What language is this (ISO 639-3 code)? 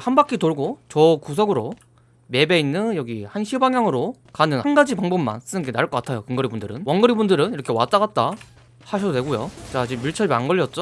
kor